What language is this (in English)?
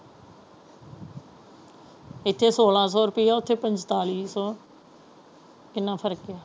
Punjabi